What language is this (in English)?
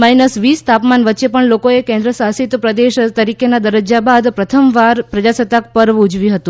Gujarati